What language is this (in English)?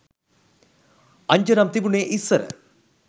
Sinhala